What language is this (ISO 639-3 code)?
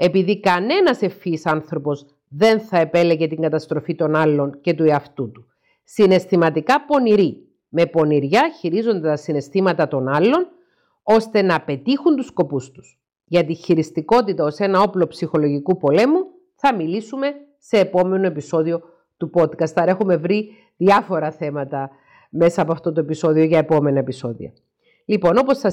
ell